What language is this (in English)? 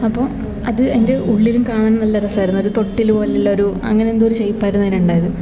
Malayalam